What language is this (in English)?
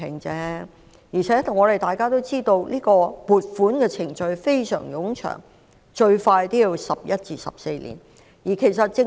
Cantonese